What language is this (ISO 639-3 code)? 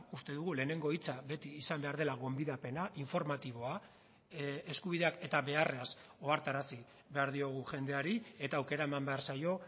eus